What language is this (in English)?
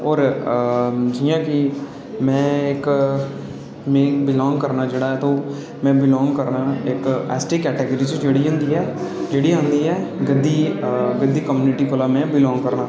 Dogri